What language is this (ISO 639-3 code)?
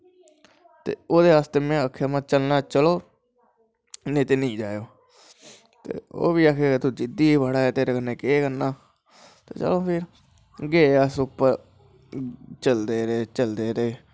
doi